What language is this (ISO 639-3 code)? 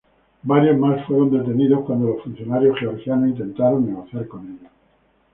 spa